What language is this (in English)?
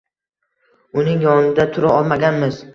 Uzbek